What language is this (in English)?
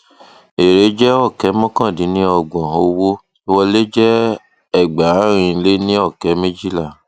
Yoruba